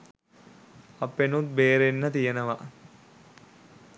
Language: Sinhala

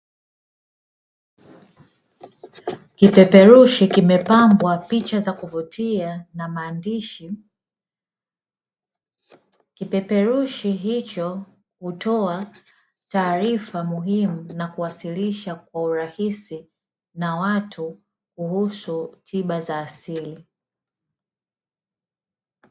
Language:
Swahili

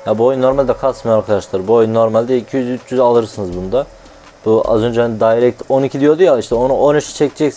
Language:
Turkish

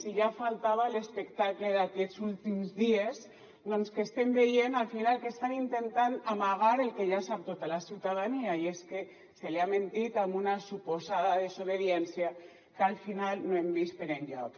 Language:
Catalan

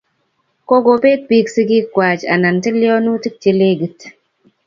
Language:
Kalenjin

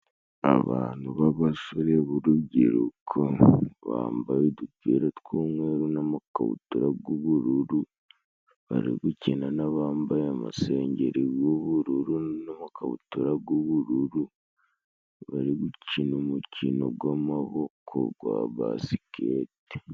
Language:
Kinyarwanda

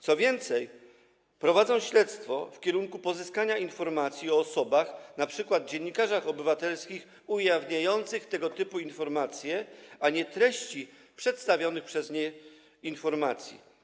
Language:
Polish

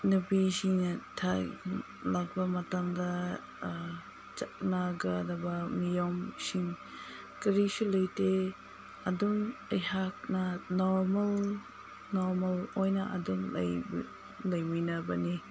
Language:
Manipuri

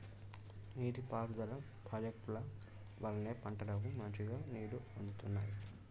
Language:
Telugu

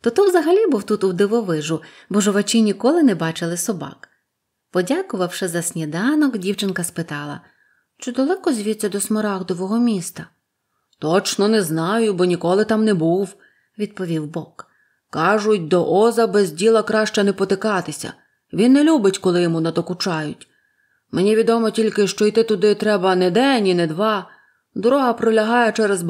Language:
Ukrainian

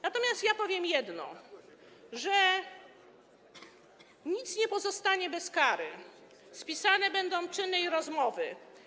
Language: Polish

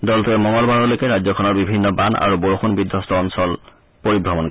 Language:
Assamese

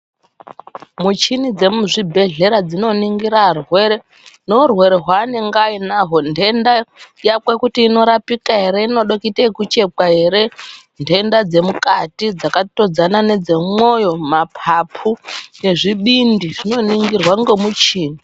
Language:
Ndau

